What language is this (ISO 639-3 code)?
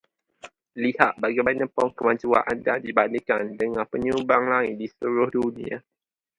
msa